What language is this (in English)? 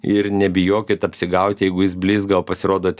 Lithuanian